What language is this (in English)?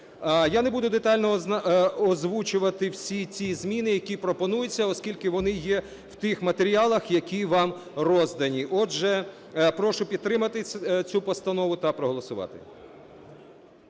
Ukrainian